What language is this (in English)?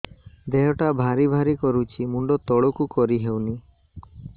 Odia